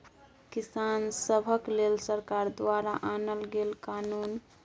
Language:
Maithili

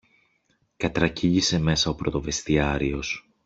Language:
Greek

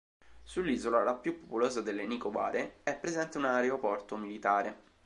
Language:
Italian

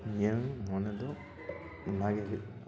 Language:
Santali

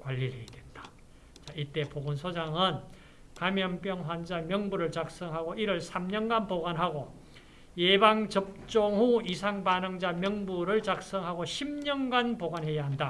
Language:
Korean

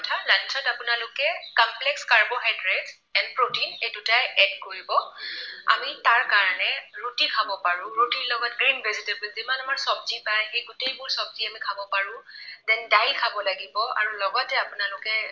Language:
Assamese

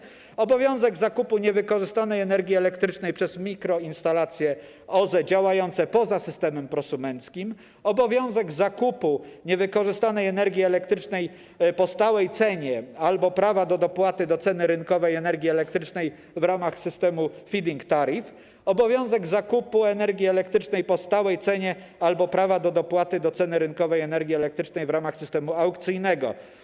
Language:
Polish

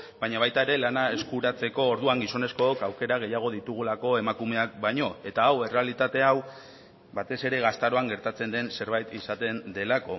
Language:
Basque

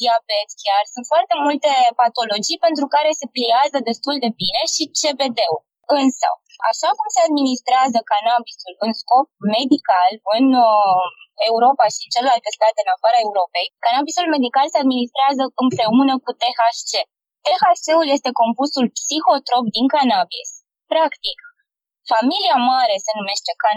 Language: Romanian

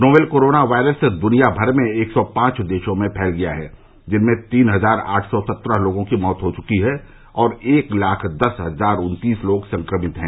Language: Hindi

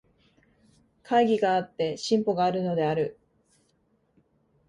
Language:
Japanese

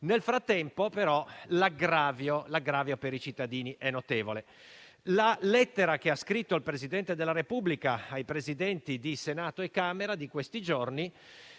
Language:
Italian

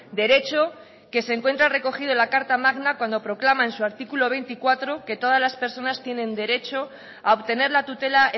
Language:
Spanish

